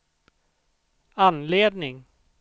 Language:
Swedish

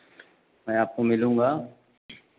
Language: Hindi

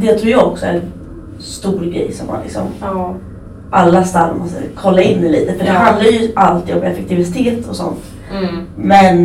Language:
Swedish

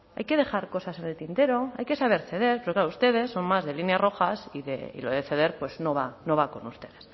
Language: Spanish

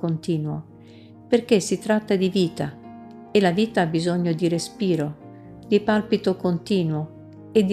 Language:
Italian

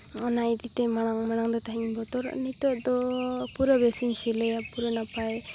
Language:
Santali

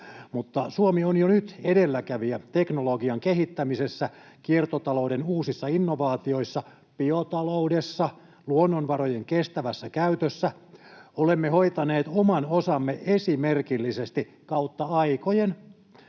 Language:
Finnish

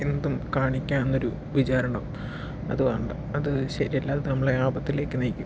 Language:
Malayalam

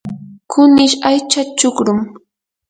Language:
Yanahuanca Pasco Quechua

